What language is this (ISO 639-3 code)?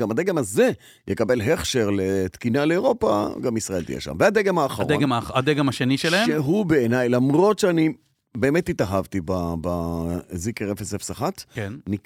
heb